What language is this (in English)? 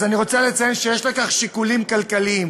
Hebrew